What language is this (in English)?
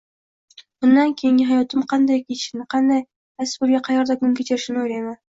Uzbek